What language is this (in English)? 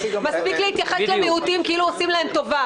Hebrew